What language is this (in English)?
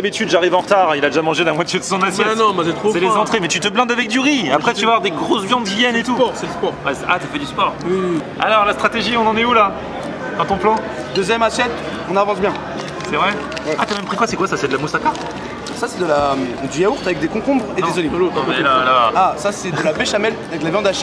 French